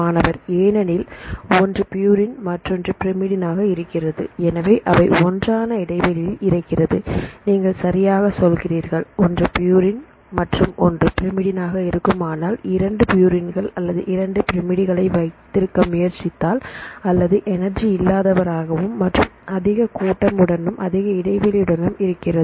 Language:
Tamil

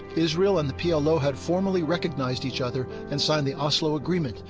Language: English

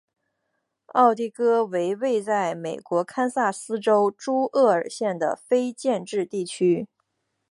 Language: Chinese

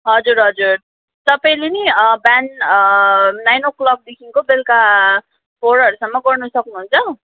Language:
Nepali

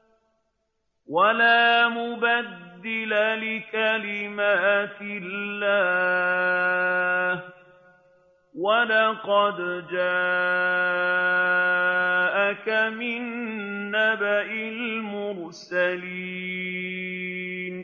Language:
Arabic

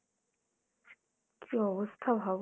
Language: Bangla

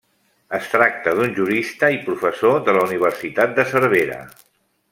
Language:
Catalan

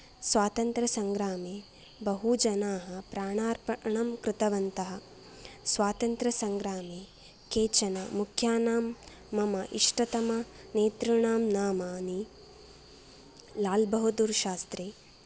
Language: Sanskrit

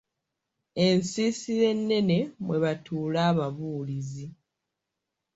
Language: Ganda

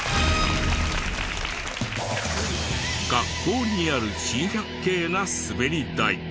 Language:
Japanese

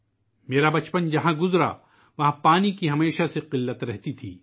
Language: Urdu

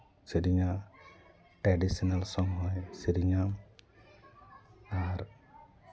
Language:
Santali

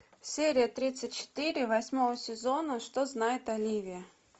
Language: Russian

